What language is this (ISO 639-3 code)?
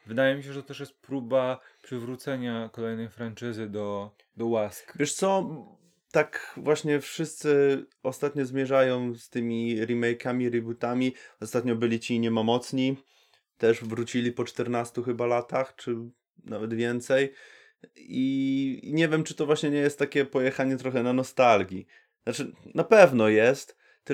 pol